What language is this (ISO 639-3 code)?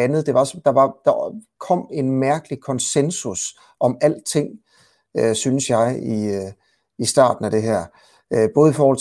dan